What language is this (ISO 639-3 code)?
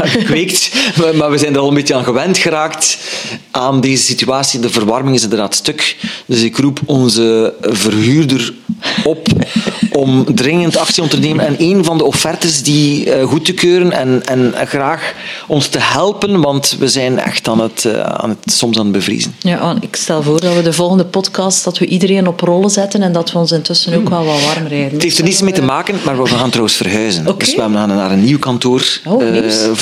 nld